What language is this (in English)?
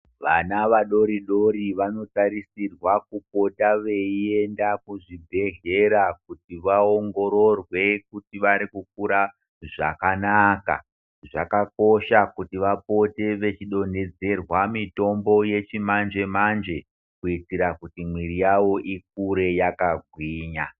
Ndau